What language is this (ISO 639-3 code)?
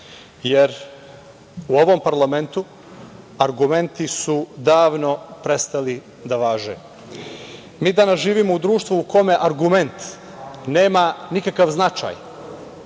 srp